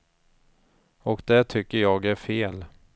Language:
Swedish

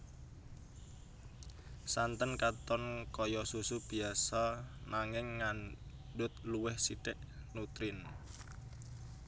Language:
Javanese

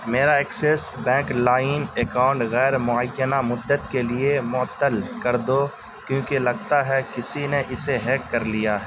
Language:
Urdu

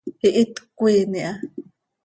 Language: Seri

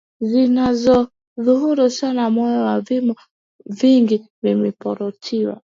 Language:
Swahili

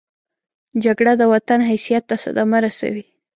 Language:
Pashto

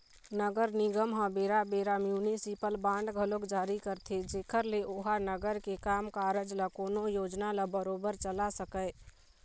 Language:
Chhattisgarhi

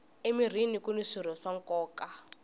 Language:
Tsonga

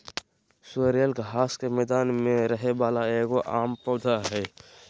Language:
Magahi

